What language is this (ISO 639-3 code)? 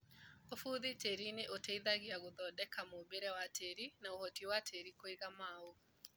kik